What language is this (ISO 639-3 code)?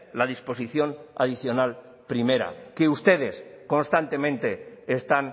spa